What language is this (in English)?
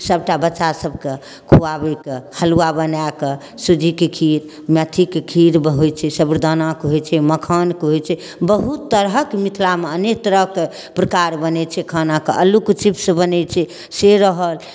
Maithili